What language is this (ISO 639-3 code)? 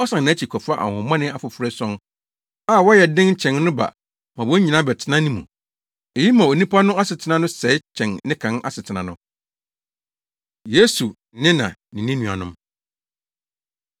aka